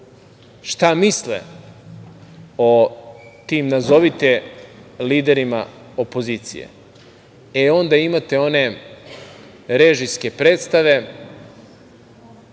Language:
Serbian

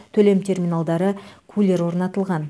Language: Kazakh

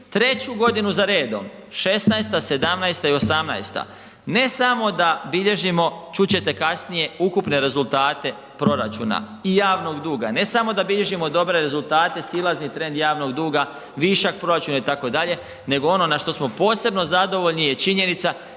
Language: Croatian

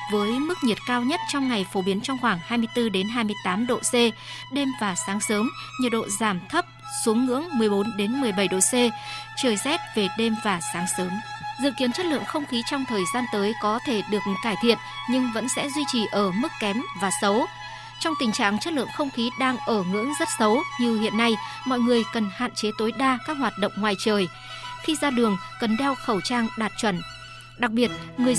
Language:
Vietnamese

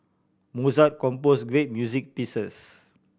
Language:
English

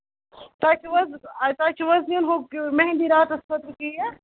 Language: Kashmiri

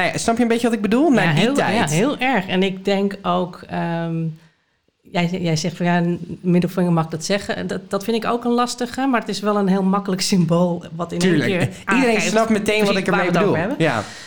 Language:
Dutch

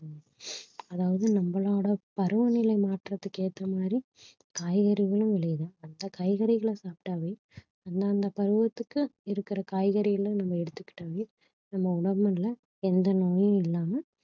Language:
Tamil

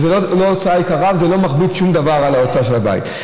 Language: Hebrew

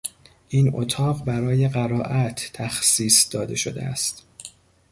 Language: Persian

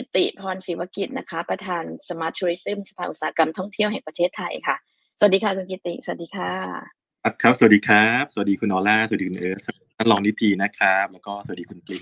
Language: Thai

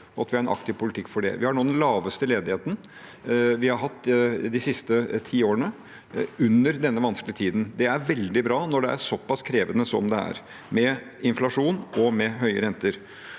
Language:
Norwegian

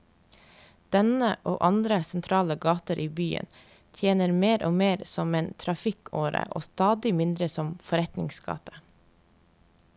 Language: Norwegian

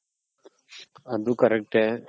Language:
Kannada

